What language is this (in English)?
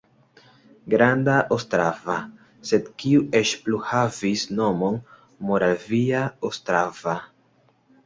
Esperanto